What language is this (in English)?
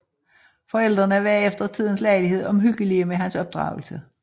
Danish